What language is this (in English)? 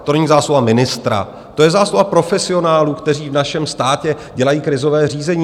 Czech